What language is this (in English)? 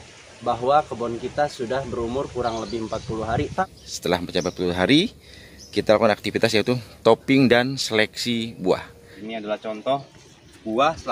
Indonesian